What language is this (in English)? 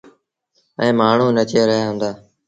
Sindhi Bhil